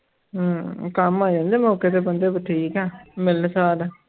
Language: Punjabi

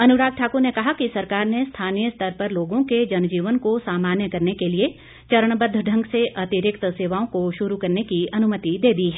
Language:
Hindi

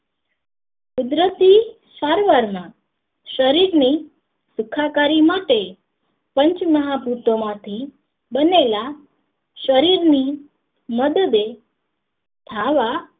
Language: Gujarati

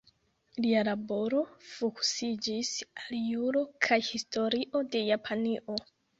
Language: Esperanto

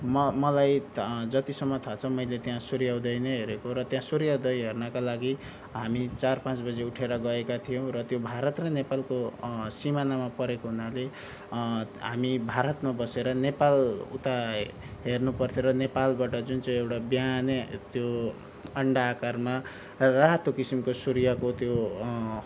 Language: Nepali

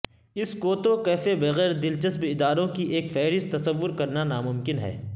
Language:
Urdu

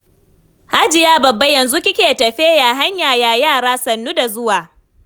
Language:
Hausa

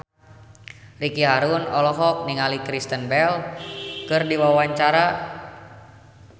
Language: Sundanese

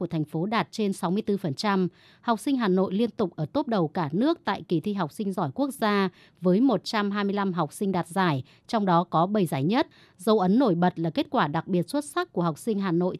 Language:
Vietnamese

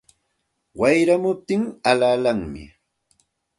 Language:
Santa Ana de Tusi Pasco Quechua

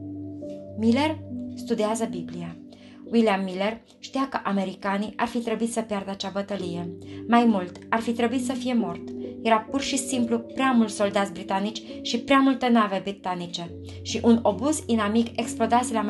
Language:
Romanian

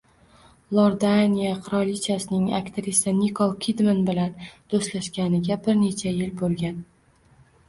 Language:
Uzbek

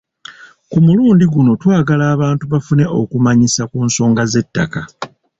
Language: Ganda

